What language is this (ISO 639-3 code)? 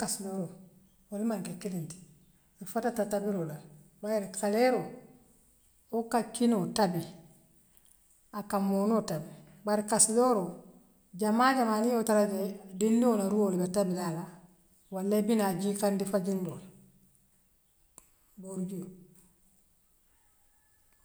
mlq